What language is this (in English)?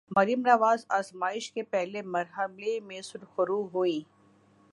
Urdu